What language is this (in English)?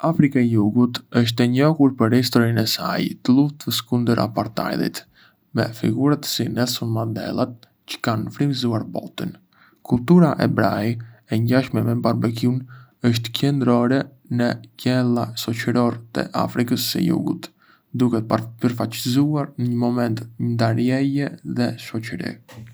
Arbëreshë Albanian